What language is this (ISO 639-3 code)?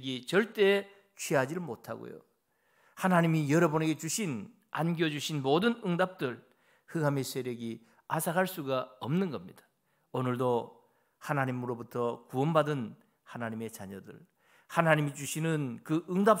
kor